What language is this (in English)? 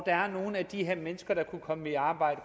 Danish